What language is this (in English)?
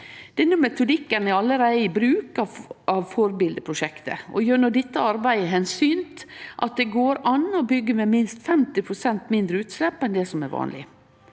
Norwegian